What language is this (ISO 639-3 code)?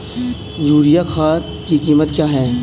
hin